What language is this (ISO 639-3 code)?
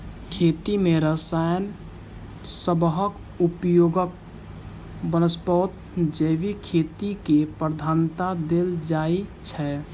mai